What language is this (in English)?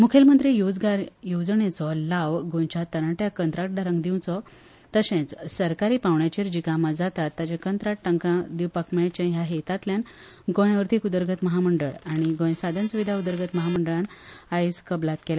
Konkani